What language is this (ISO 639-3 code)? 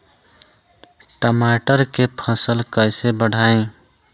bho